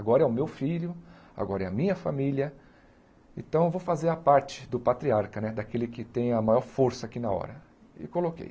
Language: Portuguese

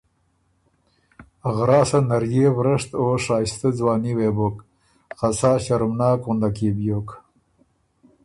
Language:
Ormuri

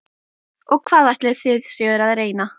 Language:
Icelandic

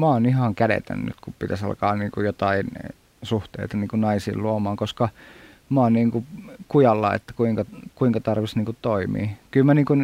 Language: Finnish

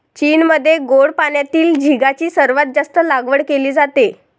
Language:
Marathi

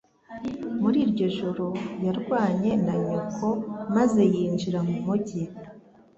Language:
Kinyarwanda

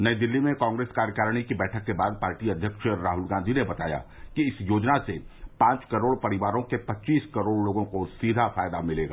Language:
Hindi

